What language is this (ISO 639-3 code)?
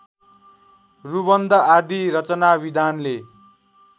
nep